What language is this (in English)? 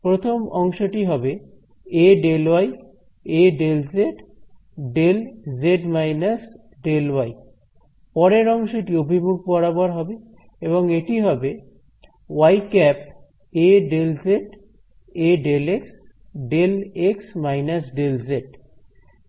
Bangla